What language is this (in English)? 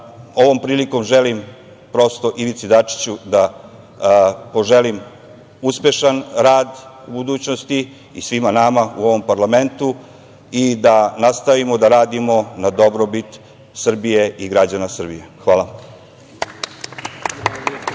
Serbian